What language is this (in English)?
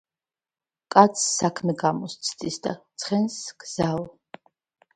Georgian